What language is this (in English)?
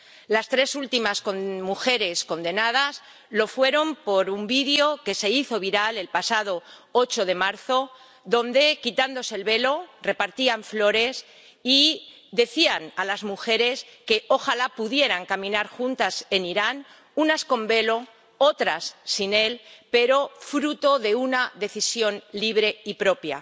Spanish